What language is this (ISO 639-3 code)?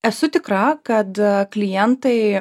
lit